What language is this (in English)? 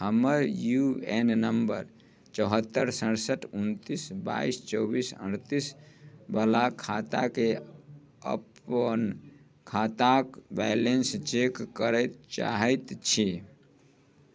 Maithili